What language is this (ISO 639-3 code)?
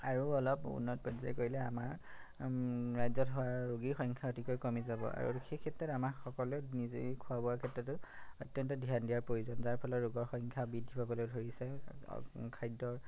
asm